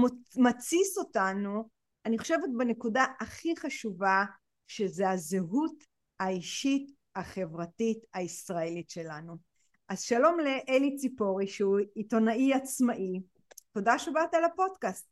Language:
Hebrew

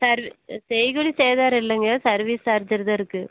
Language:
Tamil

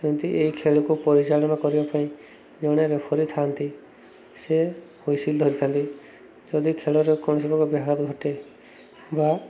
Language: Odia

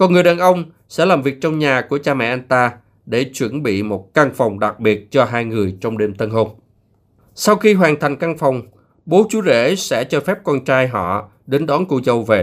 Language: Vietnamese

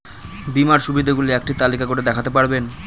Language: Bangla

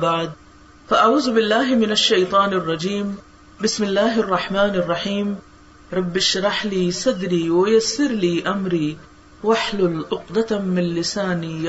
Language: Urdu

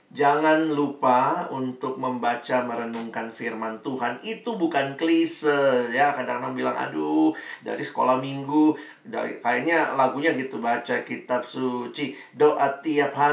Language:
Indonesian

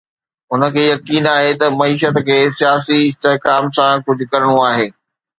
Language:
Sindhi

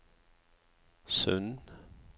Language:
Norwegian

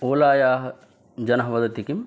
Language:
Sanskrit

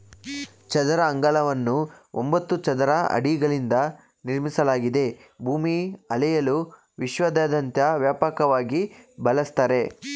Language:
Kannada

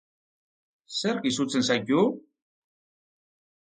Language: Basque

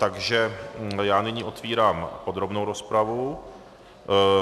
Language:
Czech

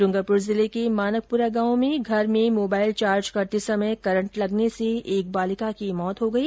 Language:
Hindi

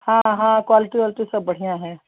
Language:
Hindi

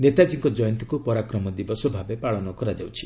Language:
Odia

